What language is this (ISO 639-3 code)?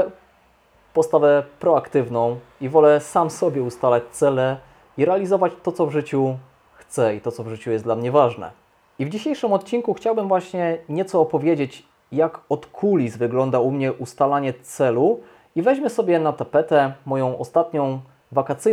pol